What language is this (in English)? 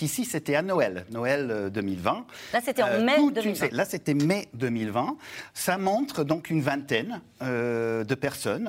French